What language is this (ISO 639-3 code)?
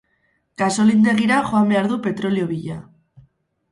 eus